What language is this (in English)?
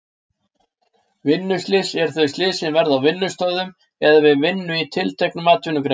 Icelandic